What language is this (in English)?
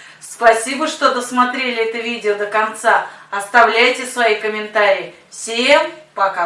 Russian